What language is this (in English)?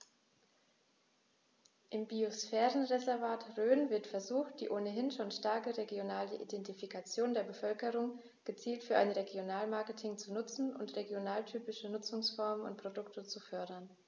German